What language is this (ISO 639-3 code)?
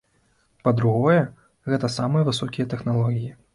bel